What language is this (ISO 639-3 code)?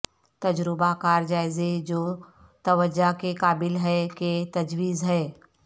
urd